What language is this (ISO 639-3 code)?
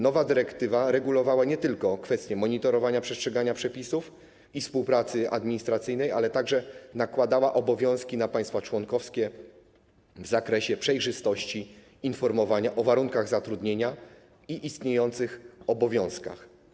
pol